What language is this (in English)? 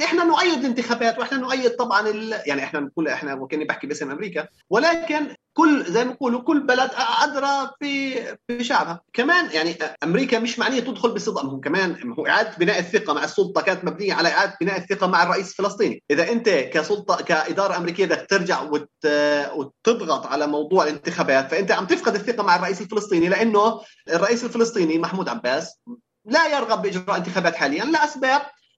Arabic